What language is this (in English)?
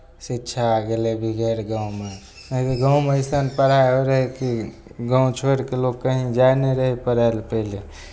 Maithili